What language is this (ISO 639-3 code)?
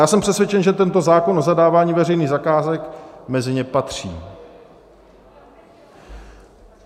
ces